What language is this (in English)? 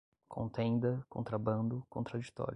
Portuguese